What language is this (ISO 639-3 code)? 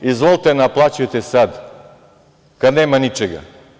srp